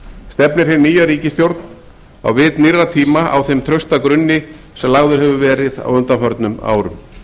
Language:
Icelandic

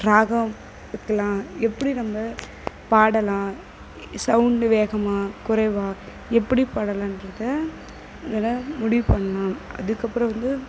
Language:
Tamil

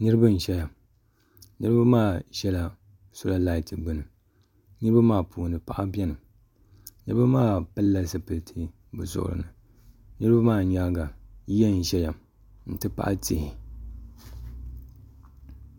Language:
Dagbani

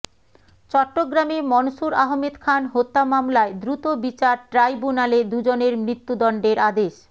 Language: Bangla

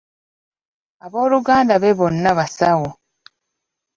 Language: Ganda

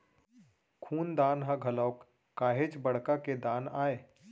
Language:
Chhattisgarhi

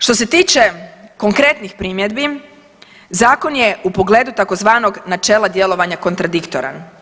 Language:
Croatian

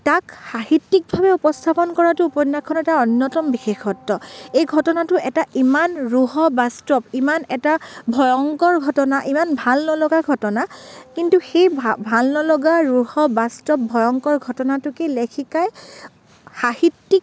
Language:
Assamese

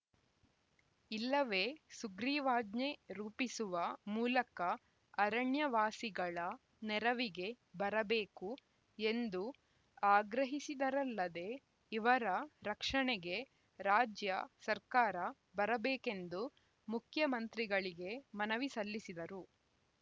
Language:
Kannada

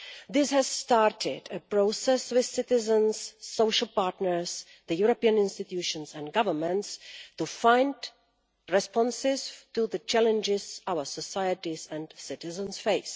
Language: English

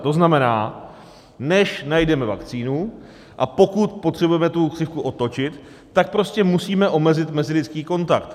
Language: Czech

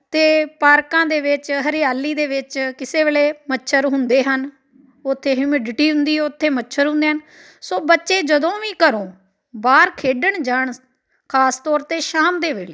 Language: Punjabi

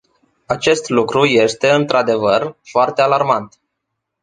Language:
Romanian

